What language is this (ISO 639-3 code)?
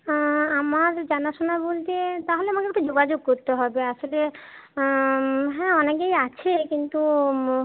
ben